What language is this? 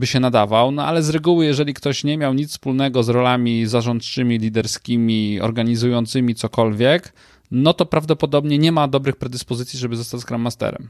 Polish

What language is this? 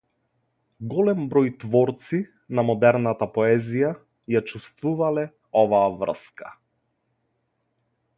Macedonian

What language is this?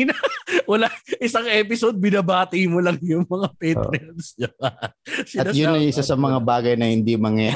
Filipino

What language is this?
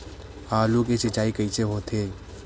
Chhattisgarhi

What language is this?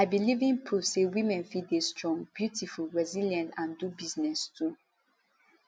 Nigerian Pidgin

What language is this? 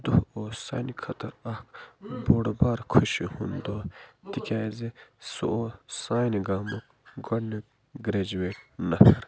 Kashmiri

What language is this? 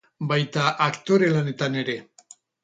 Basque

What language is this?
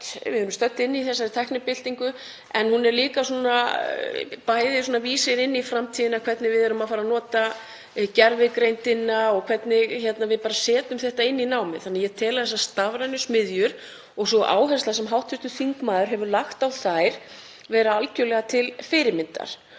Icelandic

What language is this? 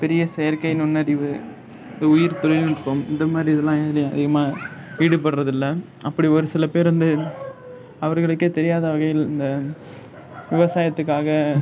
Tamil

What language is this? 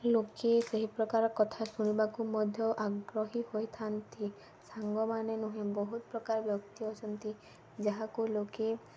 Odia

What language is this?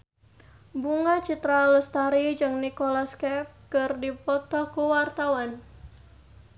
Sundanese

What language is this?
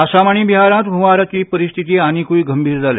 Konkani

